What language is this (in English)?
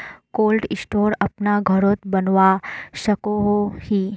Magahi